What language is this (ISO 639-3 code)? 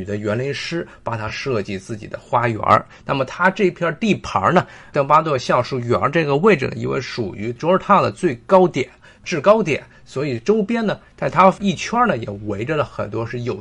zho